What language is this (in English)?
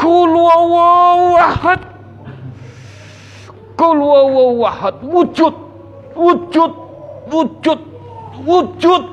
Indonesian